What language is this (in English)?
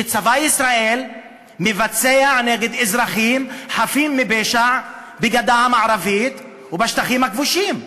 Hebrew